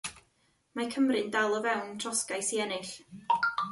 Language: Welsh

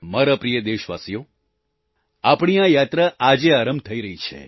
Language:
Gujarati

